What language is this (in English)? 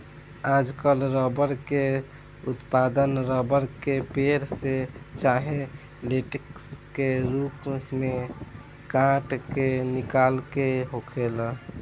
Bhojpuri